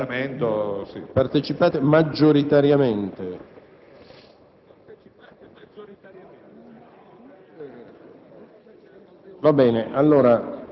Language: Italian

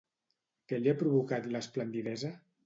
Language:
Catalan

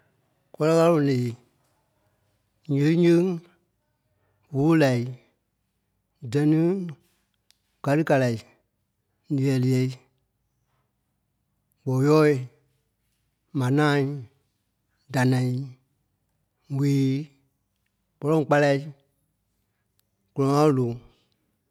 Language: Kpelle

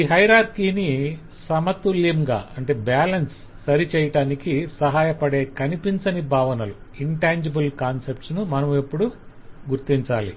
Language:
Telugu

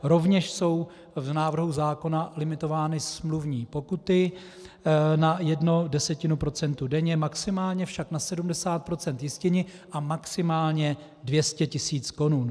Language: Czech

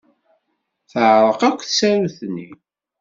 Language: Kabyle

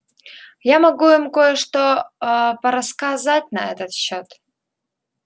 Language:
Russian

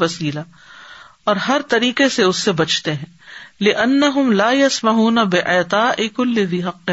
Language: Urdu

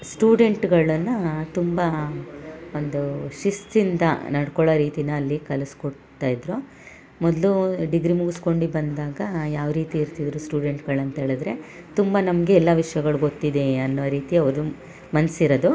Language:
Kannada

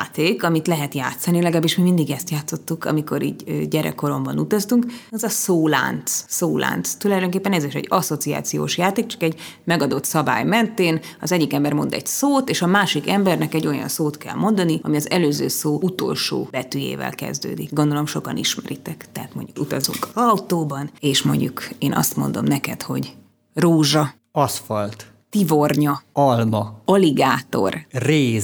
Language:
Hungarian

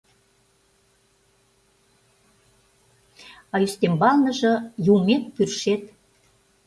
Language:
Mari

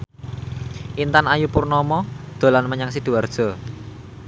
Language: Javanese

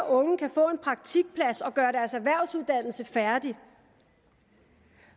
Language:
Danish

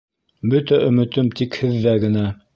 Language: Bashkir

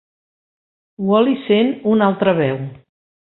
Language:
Catalan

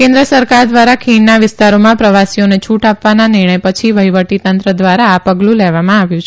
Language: Gujarati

